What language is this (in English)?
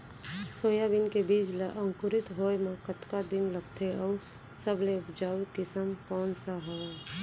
Chhattisgarhi